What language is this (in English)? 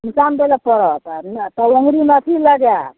Maithili